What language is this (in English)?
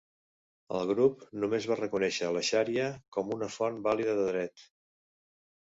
Catalan